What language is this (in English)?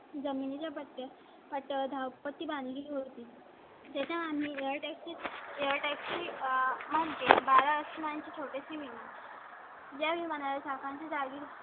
Marathi